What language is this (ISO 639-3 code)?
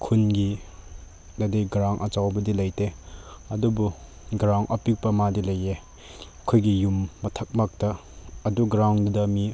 mni